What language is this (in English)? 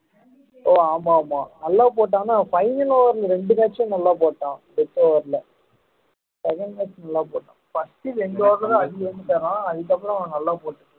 Tamil